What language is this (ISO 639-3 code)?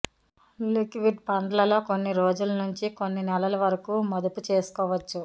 tel